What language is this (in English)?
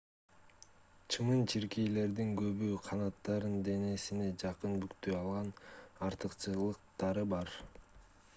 Kyrgyz